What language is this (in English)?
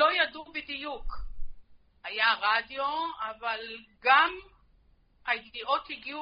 Hebrew